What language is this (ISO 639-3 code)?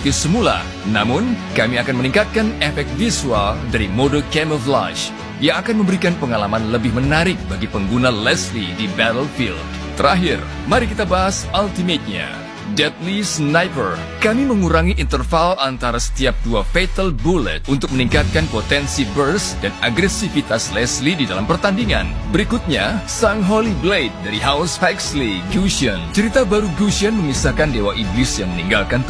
ind